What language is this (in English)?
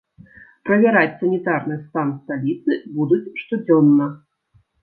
Belarusian